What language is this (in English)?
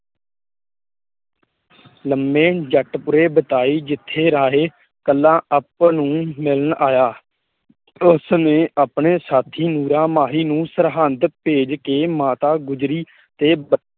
Punjabi